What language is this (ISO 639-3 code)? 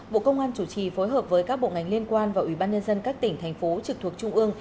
vie